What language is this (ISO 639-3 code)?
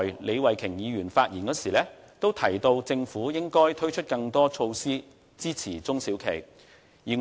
yue